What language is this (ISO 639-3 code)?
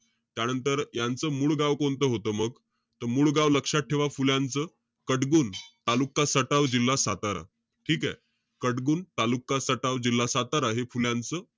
mar